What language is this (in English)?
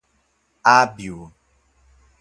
Portuguese